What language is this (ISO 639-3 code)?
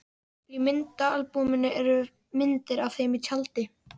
isl